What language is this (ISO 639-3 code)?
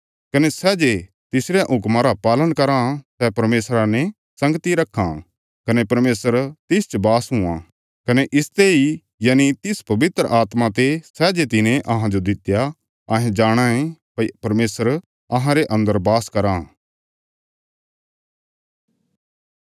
kfs